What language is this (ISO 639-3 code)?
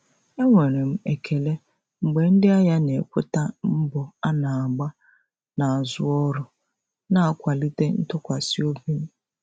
ibo